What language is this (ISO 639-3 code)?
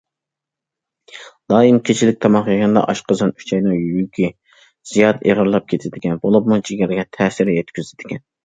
uig